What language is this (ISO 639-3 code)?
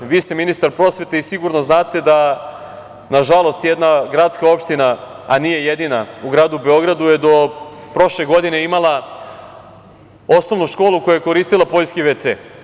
srp